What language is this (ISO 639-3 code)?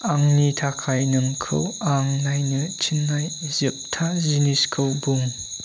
brx